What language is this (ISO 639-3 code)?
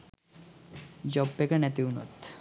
sin